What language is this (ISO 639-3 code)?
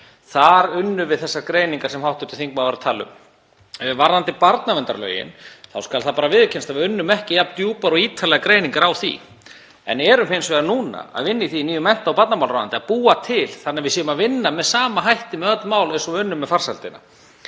isl